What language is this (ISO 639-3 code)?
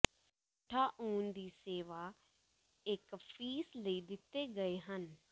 pan